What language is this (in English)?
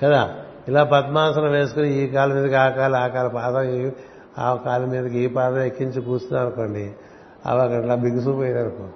Telugu